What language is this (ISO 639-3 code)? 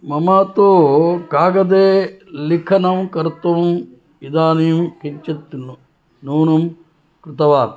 san